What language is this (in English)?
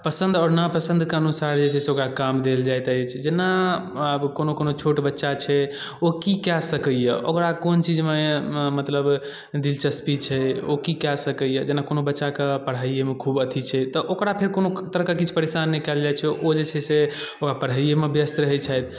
Maithili